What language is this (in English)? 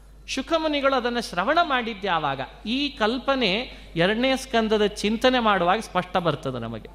Kannada